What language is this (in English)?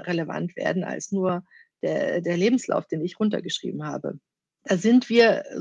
German